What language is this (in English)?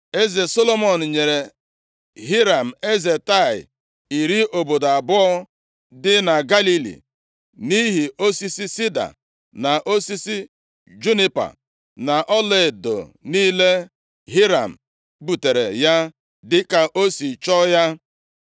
Igbo